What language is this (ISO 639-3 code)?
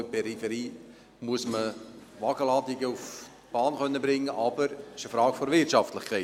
gsw